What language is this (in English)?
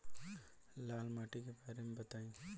Bhojpuri